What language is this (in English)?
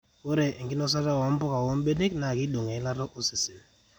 Masai